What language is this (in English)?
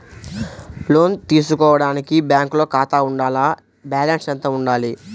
Telugu